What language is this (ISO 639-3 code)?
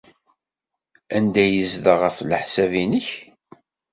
kab